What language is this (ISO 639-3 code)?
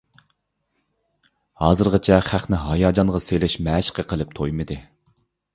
uig